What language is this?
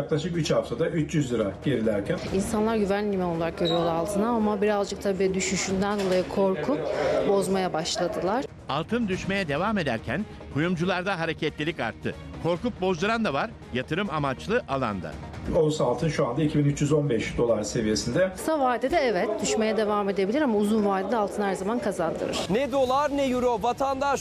Turkish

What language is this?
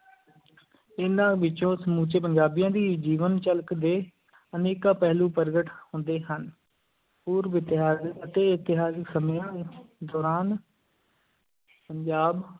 Punjabi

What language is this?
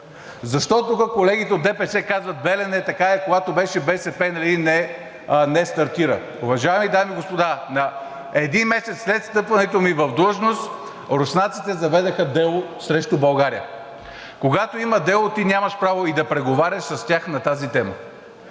Bulgarian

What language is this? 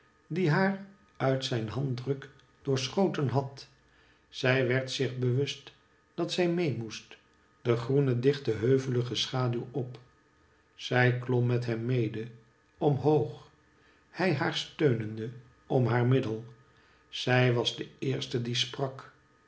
Dutch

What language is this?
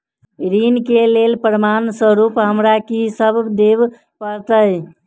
Maithili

